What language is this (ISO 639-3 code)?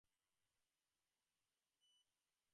ben